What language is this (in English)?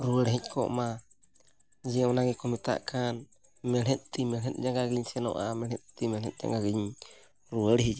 Santali